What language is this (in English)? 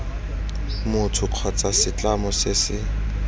Tswana